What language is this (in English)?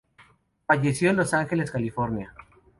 Spanish